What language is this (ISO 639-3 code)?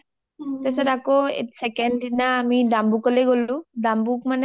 asm